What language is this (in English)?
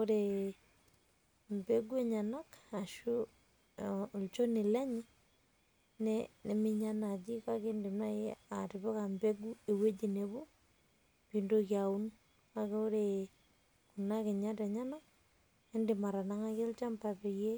Masai